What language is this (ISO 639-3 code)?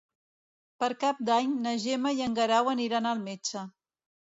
cat